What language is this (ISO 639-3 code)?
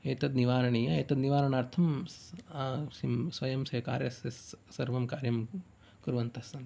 san